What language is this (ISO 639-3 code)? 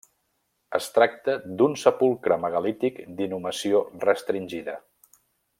cat